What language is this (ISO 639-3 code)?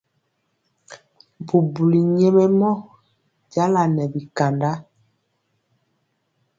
mcx